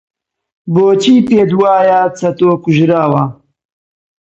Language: Central Kurdish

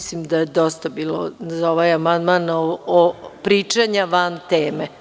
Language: Serbian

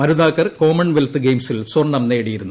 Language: Malayalam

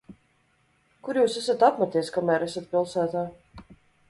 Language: Latvian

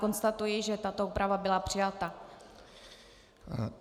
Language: Czech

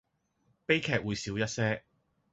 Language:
Cantonese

